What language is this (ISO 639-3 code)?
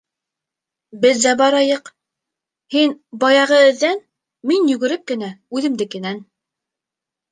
bak